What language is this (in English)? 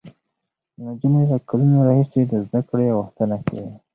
Pashto